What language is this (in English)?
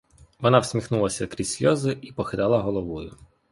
Ukrainian